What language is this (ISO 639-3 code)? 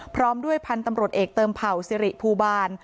tha